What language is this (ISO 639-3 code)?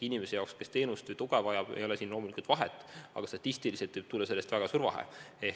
est